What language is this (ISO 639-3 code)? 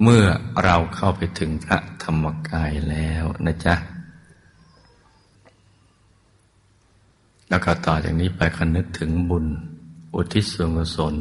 tha